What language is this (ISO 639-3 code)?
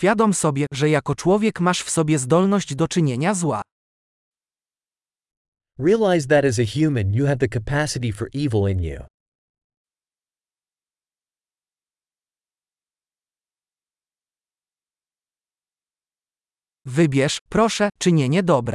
pol